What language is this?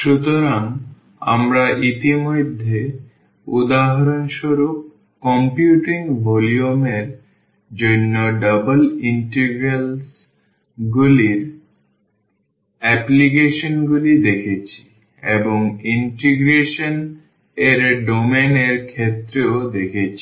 Bangla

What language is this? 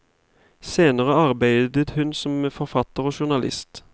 Norwegian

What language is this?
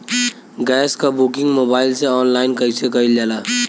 Bhojpuri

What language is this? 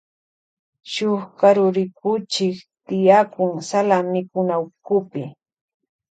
Loja Highland Quichua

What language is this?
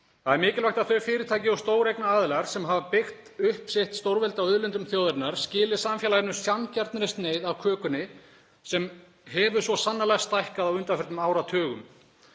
Icelandic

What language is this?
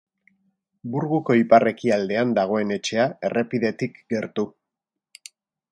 Basque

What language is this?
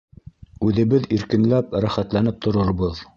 Bashkir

